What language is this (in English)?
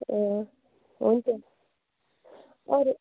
Nepali